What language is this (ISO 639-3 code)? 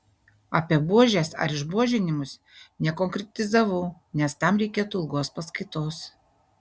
lit